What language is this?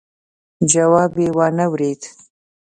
Pashto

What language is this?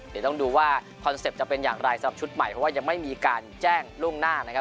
Thai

